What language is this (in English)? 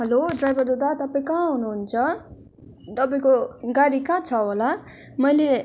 Nepali